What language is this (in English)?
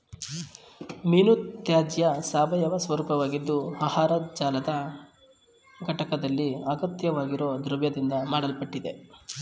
Kannada